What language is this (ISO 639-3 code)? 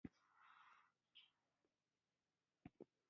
pus